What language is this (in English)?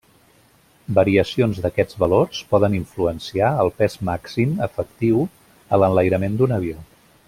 Catalan